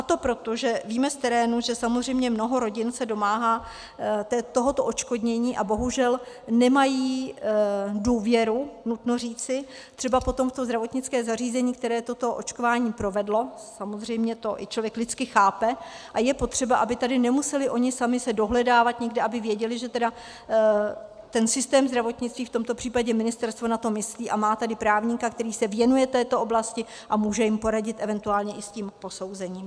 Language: Czech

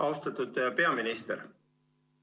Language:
Estonian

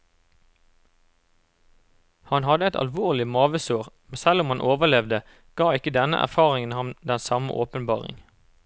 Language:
Norwegian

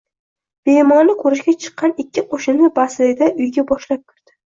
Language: Uzbek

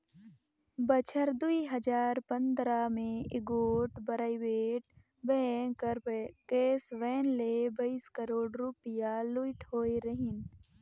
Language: Chhattisgarhi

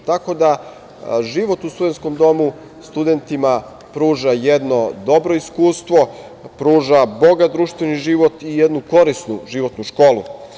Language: Serbian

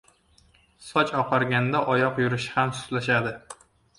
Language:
Uzbek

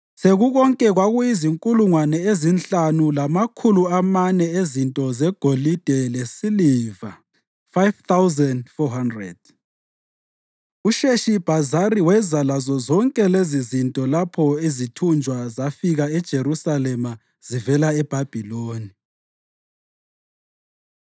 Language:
North Ndebele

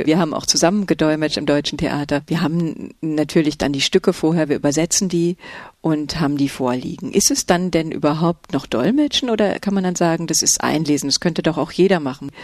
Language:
German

